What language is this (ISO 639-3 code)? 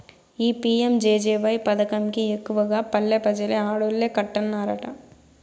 tel